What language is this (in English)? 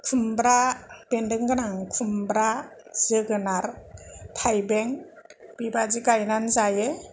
Bodo